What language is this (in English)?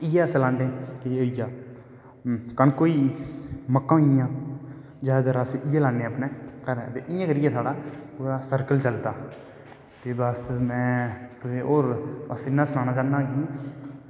Dogri